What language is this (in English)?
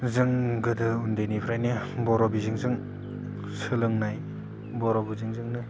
Bodo